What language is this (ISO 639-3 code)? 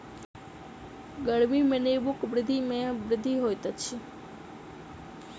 mai